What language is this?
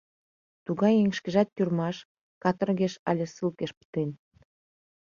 Mari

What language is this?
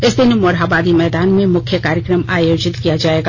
Hindi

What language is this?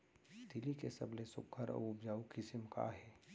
Chhattisgarhi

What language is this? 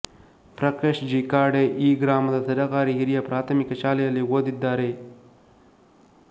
Kannada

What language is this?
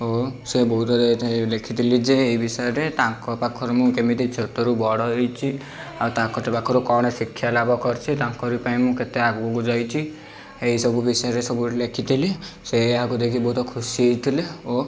Odia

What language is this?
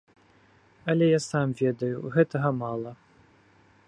Belarusian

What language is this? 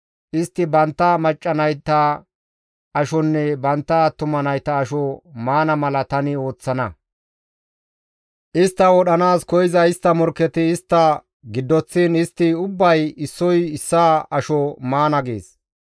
Gamo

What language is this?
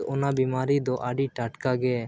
Santali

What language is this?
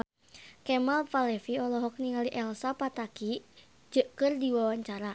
Sundanese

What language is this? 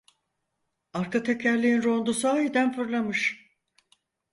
Turkish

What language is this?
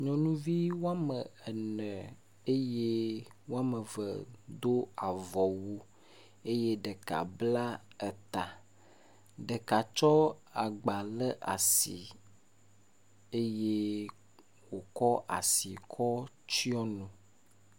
Ewe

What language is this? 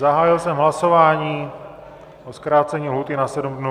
Czech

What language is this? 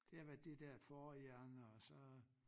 Danish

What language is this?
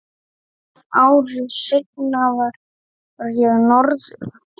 Icelandic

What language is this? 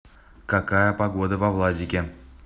Russian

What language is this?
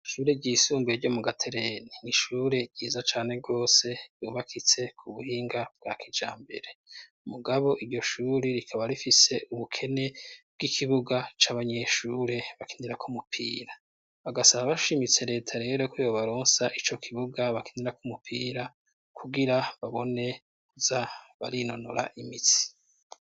Rundi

